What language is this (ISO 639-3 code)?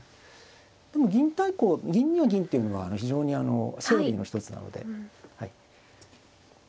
jpn